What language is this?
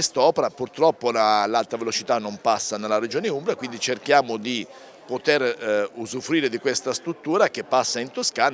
Italian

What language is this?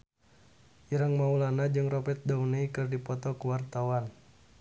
Sundanese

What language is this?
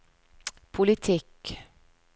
Norwegian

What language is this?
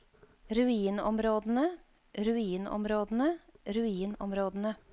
Norwegian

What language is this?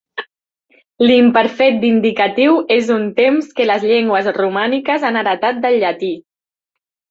Catalan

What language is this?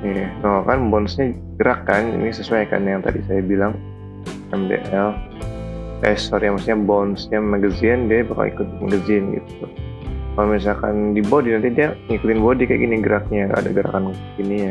Indonesian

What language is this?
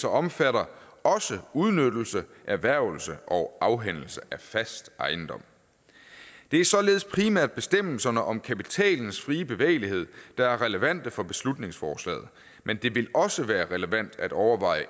Danish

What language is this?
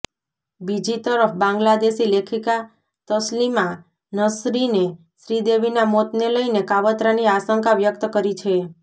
Gujarati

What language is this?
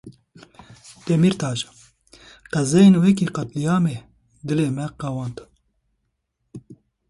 Kurdish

